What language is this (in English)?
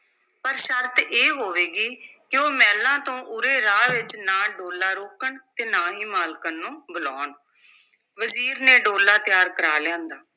Punjabi